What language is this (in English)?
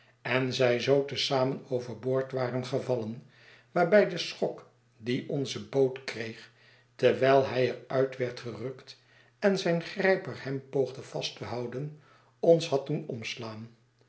Dutch